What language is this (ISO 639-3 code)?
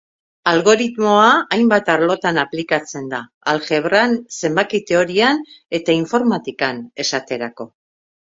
eus